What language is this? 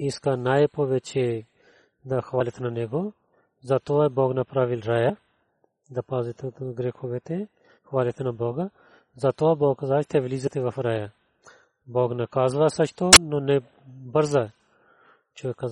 Bulgarian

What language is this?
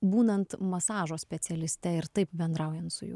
Lithuanian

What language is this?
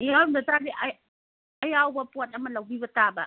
Manipuri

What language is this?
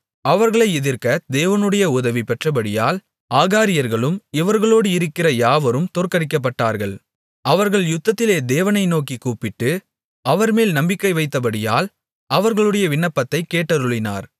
Tamil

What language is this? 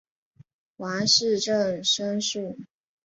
Chinese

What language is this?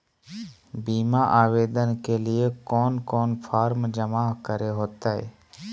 Magahi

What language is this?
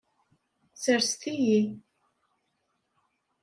Kabyle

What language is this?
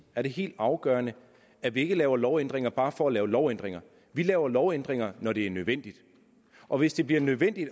Danish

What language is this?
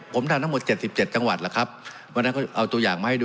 Thai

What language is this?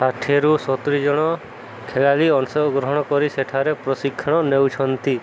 Odia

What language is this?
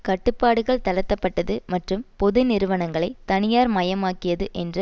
Tamil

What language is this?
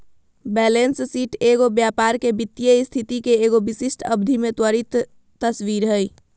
Magahi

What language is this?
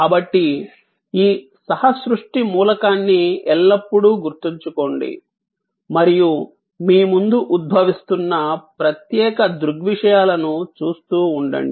Telugu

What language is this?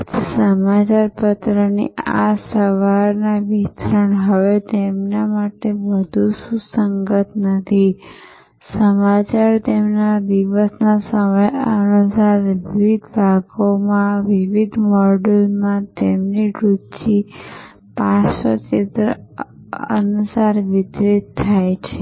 Gujarati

